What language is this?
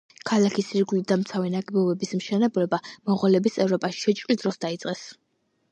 Georgian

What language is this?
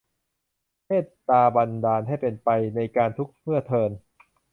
Thai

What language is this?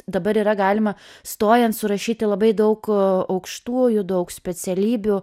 Lithuanian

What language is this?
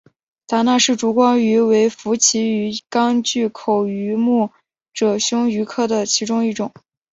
Chinese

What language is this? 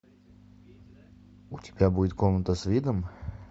Russian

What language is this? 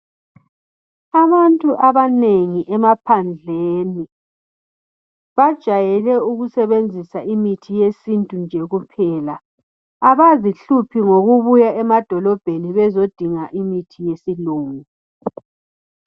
North Ndebele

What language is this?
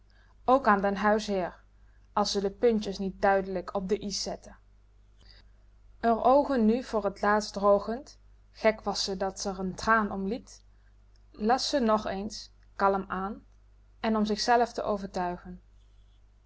Dutch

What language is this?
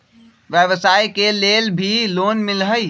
Magahi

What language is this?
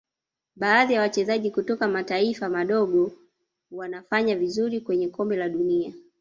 Swahili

